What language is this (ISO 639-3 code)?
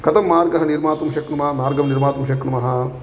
san